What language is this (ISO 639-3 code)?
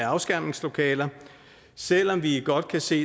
dan